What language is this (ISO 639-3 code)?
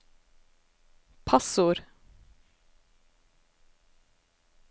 nor